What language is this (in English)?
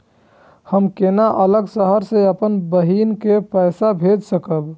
Maithili